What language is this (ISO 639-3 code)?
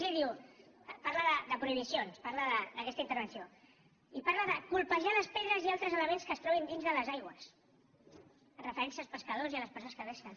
cat